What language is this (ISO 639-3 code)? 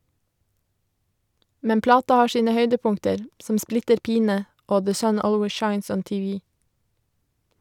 nor